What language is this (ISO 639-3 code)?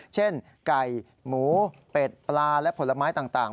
tha